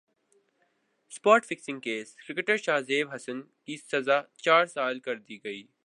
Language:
Urdu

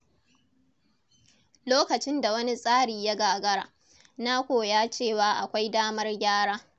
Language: Hausa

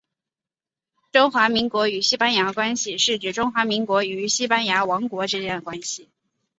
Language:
Chinese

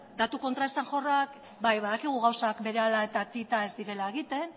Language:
Basque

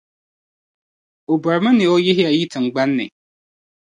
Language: Dagbani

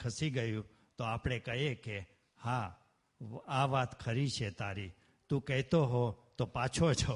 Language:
Gujarati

